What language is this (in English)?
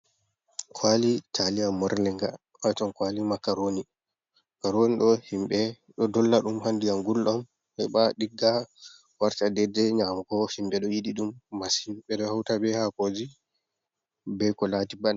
Fula